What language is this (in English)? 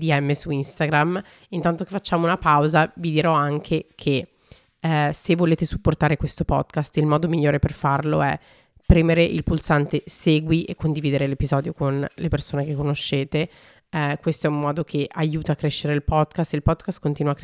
Italian